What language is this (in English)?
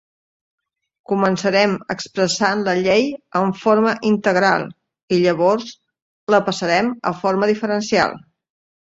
Catalan